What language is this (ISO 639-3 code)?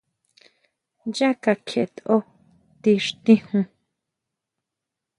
mau